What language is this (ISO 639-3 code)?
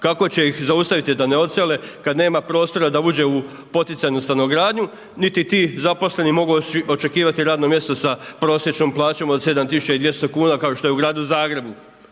hrv